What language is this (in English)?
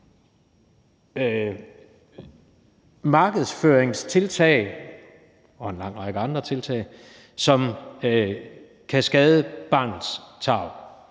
Danish